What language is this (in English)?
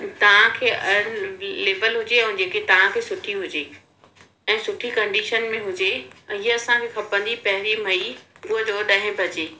Sindhi